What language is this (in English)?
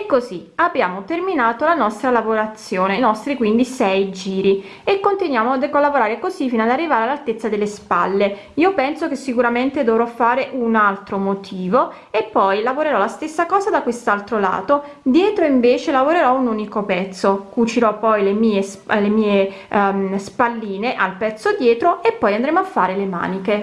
Italian